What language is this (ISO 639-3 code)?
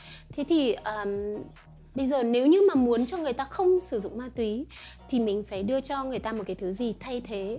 vie